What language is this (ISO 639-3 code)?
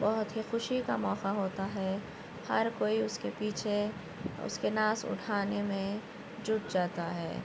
urd